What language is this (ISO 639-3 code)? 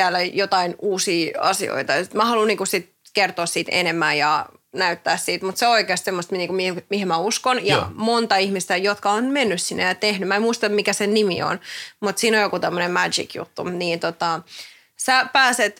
fin